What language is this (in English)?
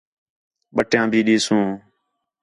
Khetrani